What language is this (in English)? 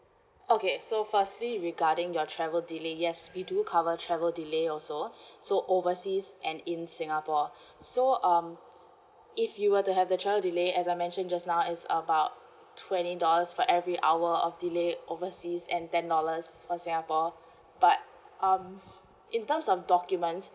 English